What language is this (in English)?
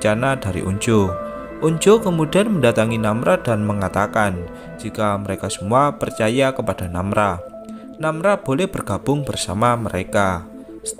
Indonesian